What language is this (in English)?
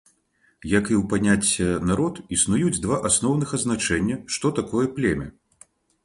Belarusian